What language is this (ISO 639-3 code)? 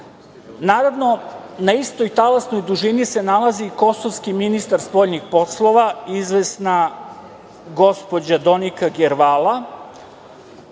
srp